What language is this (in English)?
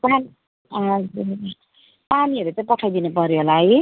Nepali